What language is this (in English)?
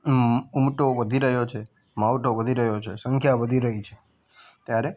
Gujarati